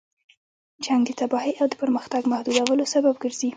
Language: Pashto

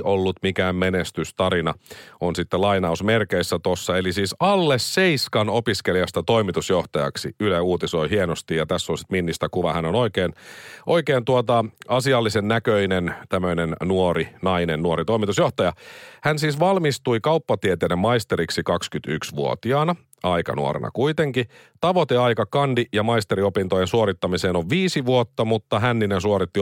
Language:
Finnish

